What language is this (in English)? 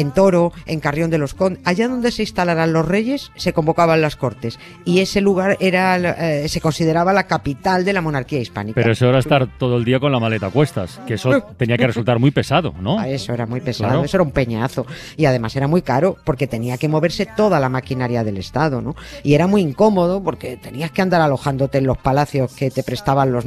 Spanish